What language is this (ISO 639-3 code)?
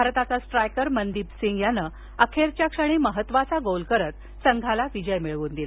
mar